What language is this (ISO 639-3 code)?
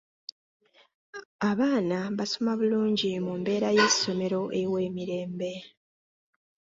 lug